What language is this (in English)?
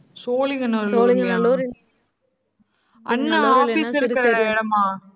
Tamil